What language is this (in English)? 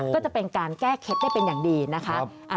Thai